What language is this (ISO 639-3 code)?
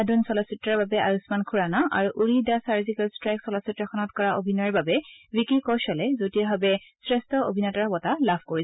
asm